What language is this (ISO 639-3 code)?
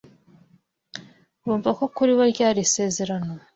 kin